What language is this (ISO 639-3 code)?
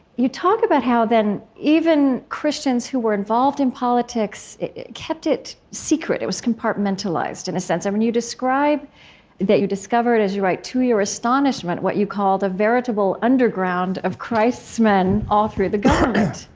eng